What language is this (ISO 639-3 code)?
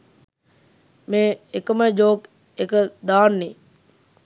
sin